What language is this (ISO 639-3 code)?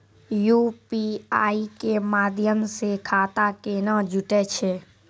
mai